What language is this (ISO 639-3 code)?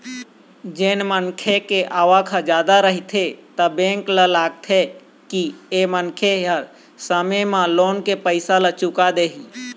hne